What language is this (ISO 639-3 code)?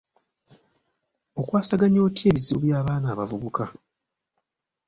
lug